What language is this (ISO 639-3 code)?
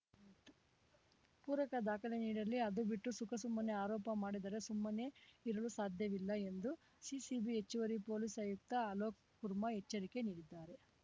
kan